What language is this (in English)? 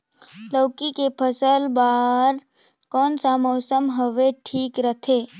Chhattisgarhi